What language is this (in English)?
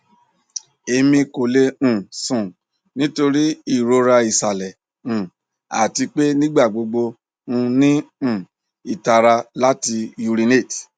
Yoruba